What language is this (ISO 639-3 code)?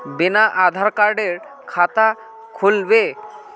mag